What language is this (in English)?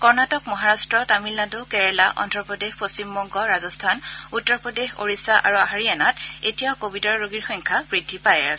Assamese